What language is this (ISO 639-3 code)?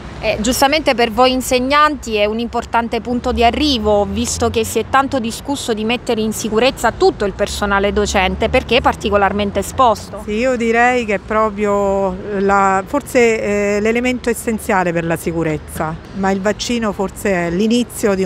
ita